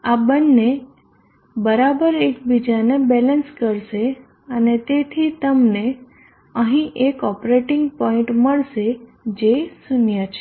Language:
Gujarati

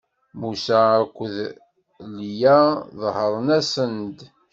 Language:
Kabyle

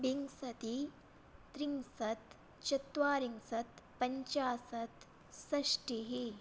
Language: Sanskrit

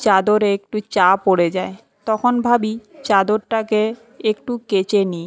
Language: Bangla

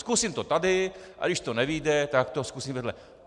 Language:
Czech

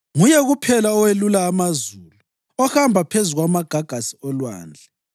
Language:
North Ndebele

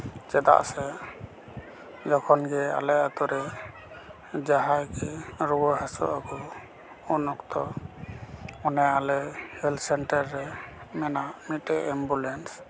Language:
Santali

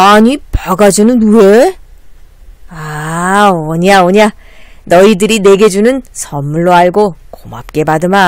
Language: Korean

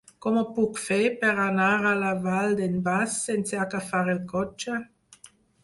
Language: Catalan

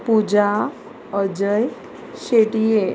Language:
Konkani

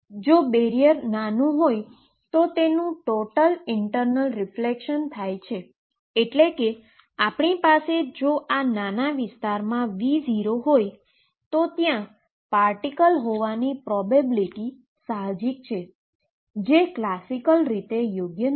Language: Gujarati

